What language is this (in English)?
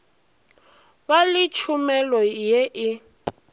Northern Sotho